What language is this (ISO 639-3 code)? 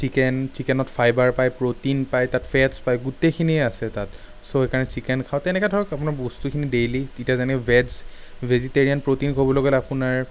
asm